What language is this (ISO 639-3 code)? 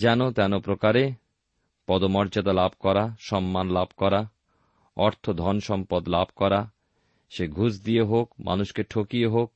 ben